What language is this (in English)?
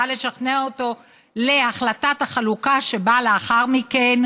Hebrew